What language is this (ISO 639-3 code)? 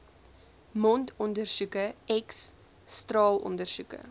afr